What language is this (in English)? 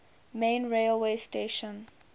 English